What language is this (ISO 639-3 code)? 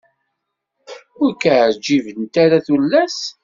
kab